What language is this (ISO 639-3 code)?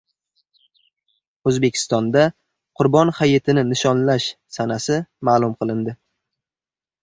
uzb